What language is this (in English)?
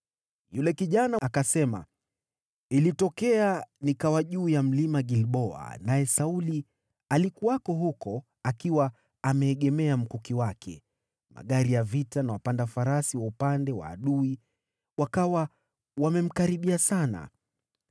Swahili